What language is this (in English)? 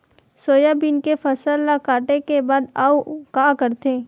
Chhattisgarhi